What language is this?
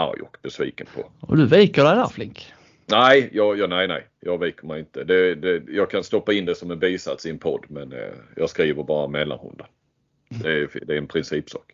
Swedish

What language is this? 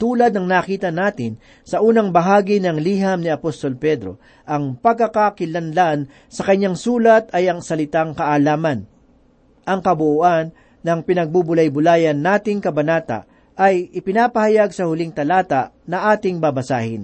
Filipino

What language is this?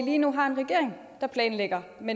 Danish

